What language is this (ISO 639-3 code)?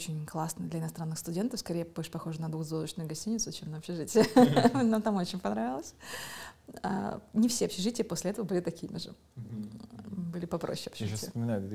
rus